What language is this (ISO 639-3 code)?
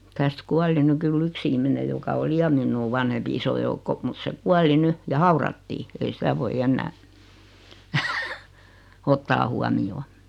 fin